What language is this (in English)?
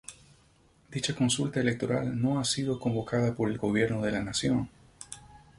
Spanish